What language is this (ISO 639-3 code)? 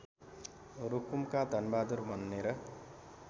nep